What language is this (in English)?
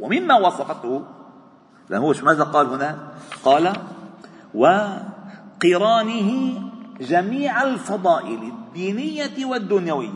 Arabic